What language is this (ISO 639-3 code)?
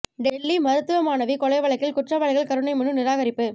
tam